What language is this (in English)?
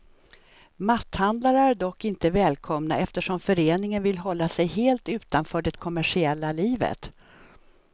Swedish